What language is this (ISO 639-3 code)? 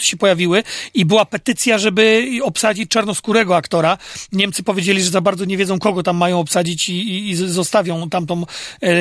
pol